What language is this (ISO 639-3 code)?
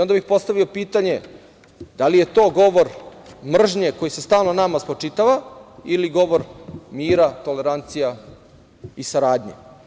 srp